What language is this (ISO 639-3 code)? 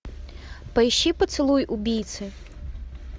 rus